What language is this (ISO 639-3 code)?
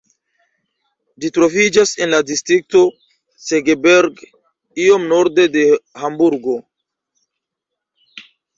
epo